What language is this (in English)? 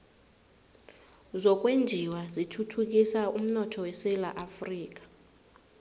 South Ndebele